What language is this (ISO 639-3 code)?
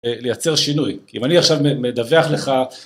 heb